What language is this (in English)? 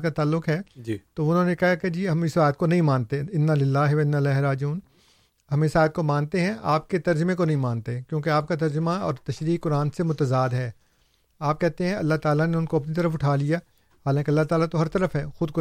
Urdu